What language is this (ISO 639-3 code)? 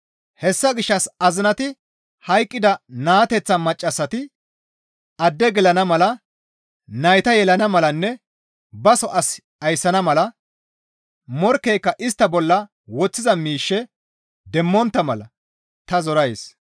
gmv